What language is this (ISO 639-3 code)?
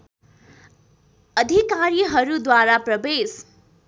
nep